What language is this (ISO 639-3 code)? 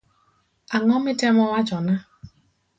luo